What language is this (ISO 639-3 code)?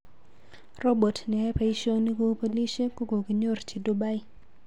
kln